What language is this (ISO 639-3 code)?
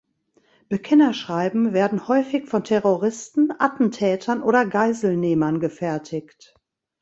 deu